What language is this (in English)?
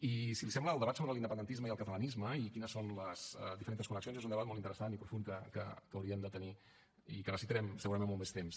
Catalan